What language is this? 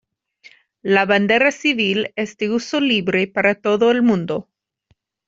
Spanish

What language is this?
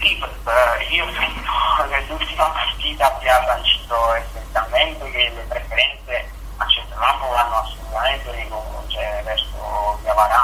Italian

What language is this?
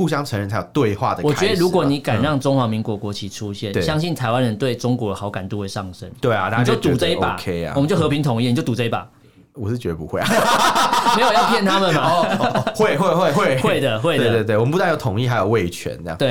Chinese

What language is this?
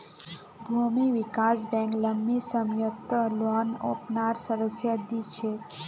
Magahi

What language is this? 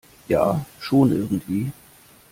German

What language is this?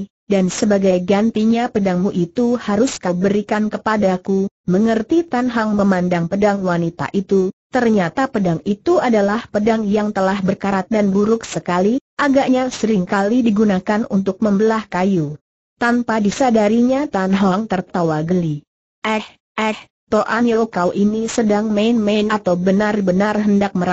Indonesian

